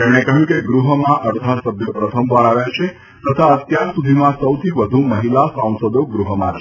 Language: Gujarati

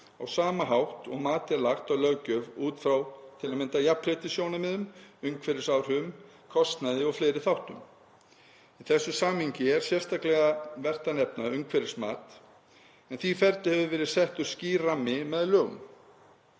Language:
Icelandic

